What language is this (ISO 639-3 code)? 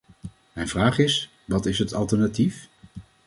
nld